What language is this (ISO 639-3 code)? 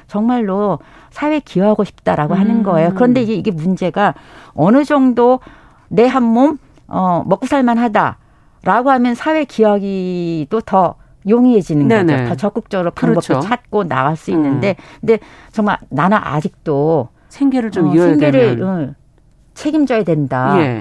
kor